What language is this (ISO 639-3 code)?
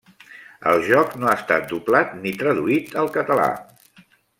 cat